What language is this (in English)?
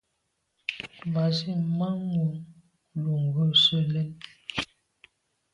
Medumba